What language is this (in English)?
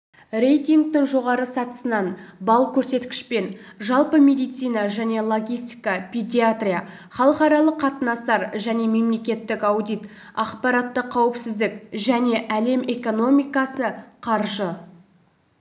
Kazakh